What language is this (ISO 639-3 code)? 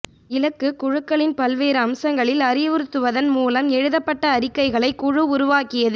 tam